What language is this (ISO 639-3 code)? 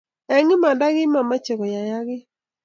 kln